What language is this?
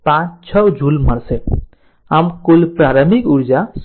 Gujarati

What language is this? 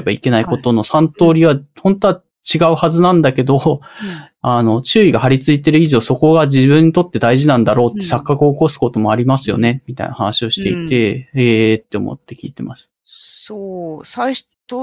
Japanese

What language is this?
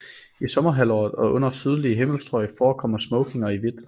Danish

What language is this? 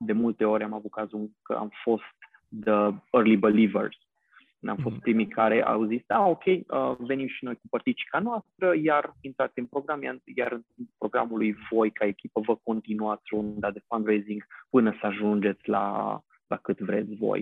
Romanian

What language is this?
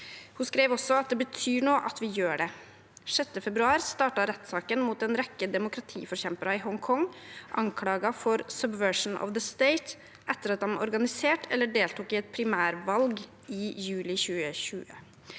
Norwegian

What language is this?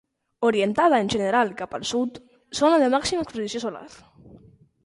Catalan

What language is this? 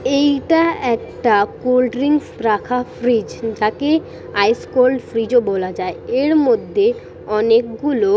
Bangla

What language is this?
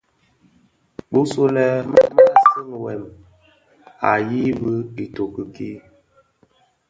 Bafia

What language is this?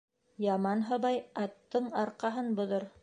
Bashkir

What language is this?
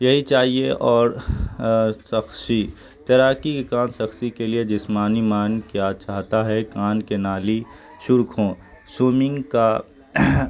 Urdu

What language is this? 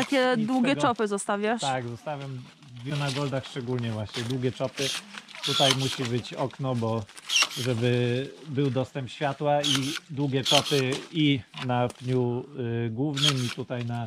Polish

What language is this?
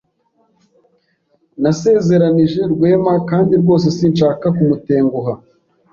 Kinyarwanda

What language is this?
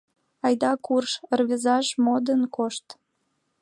Mari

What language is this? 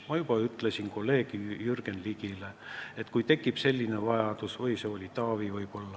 Estonian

